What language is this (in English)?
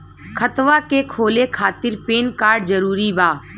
Bhojpuri